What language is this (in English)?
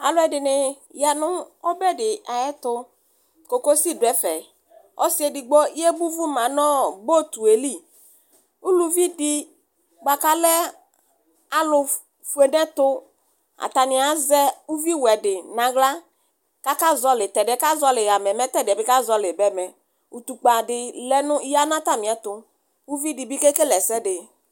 Ikposo